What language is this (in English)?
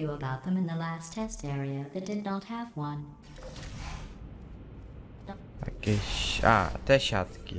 Polish